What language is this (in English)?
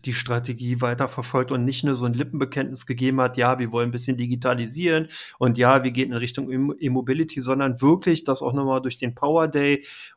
German